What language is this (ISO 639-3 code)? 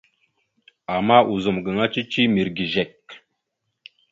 mxu